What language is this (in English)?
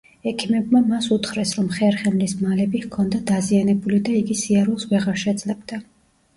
Georgian